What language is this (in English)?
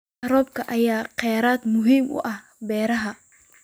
Somali